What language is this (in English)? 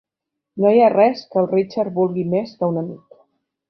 Catalan